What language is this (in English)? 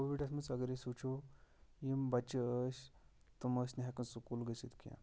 Kashmiri